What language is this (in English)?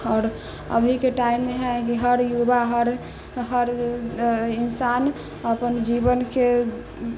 Maithili